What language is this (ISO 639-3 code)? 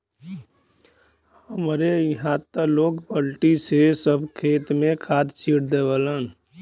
bho